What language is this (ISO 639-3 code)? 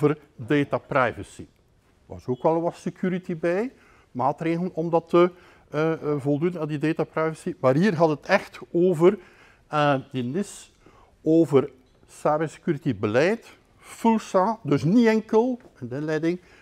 nld